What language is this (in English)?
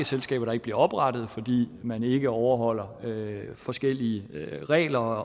Danish